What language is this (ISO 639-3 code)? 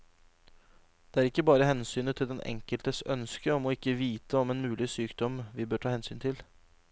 nor